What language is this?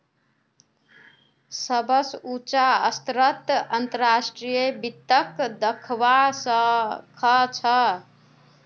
Magahi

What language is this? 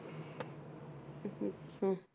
Punjabi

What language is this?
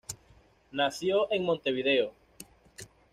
Spanish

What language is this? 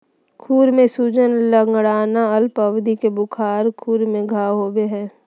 Magahi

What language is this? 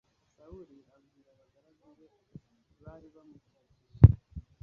Kinyarwanda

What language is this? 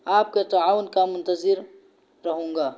Urdu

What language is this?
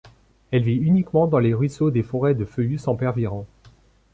French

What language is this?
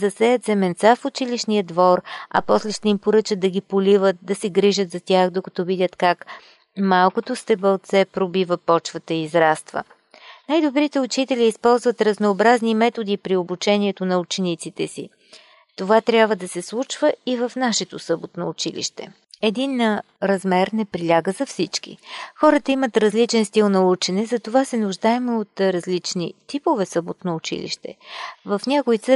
Bulgarian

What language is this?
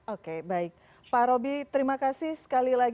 Indonesian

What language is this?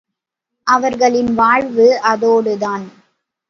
Tamil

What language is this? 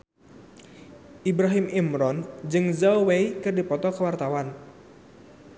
Sundanese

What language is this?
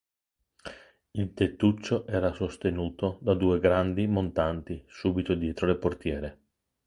Italian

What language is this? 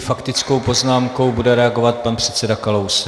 Czech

